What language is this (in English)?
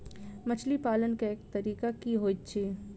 Maithili